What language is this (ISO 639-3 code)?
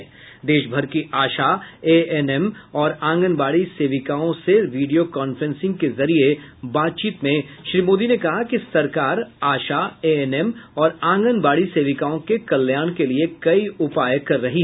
hin